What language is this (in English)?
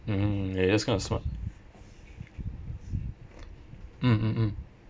English